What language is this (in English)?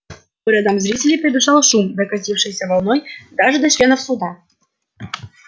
Russian